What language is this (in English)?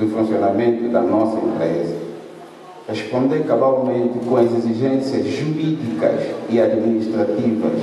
Portuguese